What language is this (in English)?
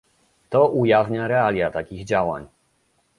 Polish